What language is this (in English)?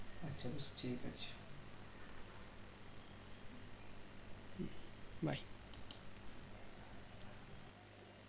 Bangla